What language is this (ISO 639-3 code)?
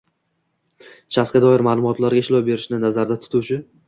uzb